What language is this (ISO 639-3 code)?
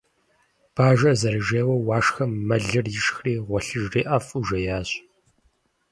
kbd